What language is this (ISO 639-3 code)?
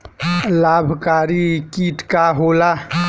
bho